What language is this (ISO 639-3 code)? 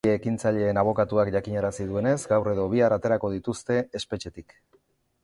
eus